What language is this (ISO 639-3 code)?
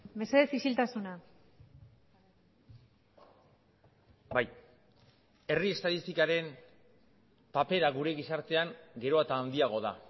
eus